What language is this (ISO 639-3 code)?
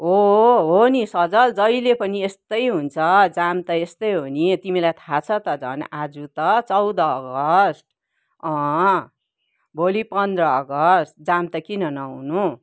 nep